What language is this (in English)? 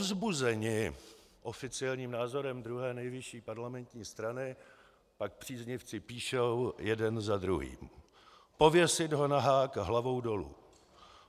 Czech